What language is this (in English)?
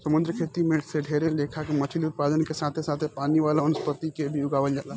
Bhojpuri